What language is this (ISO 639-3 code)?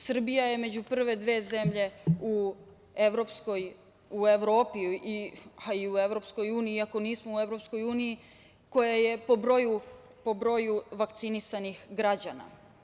srp